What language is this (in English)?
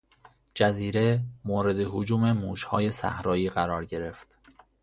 Persian